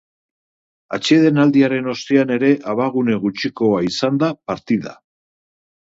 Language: Basque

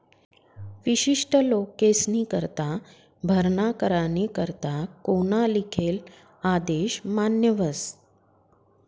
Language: Marathi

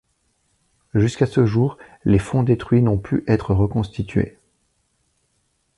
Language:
French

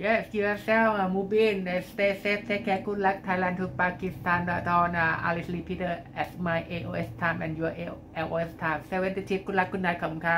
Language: Thai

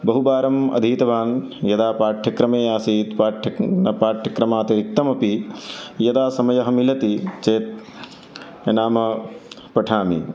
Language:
Sanskrit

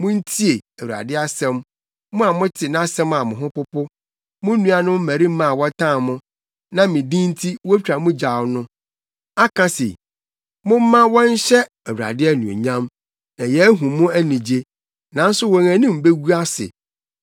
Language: Akan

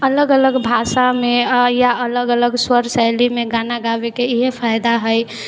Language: Maithili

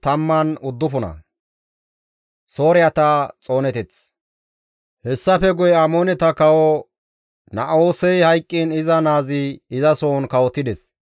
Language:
Gamo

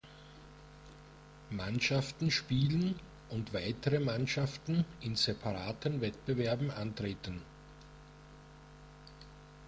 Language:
German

